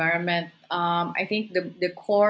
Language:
Indonesian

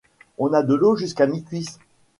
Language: French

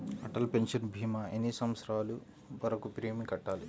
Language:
Telugu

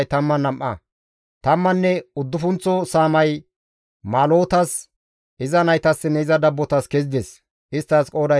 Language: Gamo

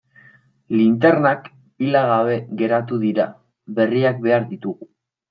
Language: Basque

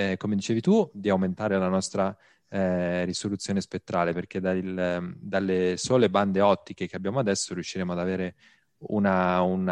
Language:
Italian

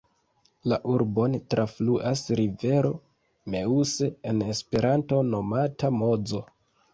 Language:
Esperanto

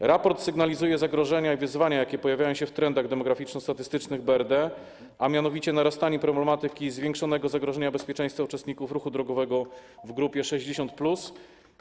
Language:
Polish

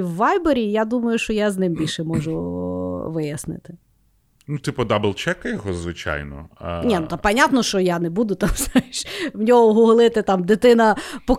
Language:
Ukrainian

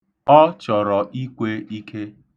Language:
Igbo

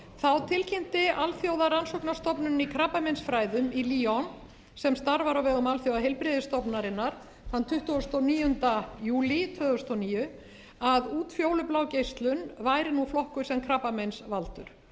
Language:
Icelandic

